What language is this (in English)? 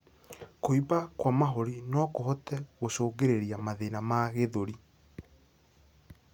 Kikuyu